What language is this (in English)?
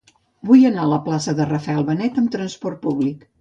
Catalan